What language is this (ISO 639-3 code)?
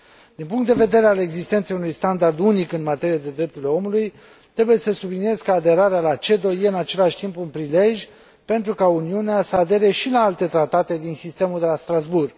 ron